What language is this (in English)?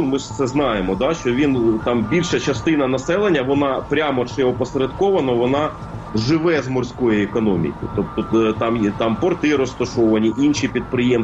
Ukrainian